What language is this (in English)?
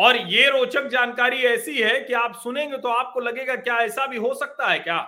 Hindi